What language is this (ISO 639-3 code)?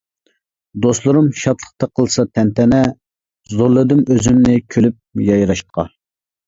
uig